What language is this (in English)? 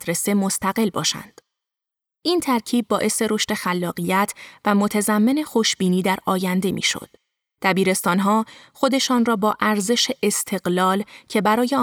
Persian